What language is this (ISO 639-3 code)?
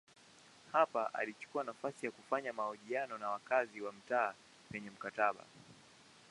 swa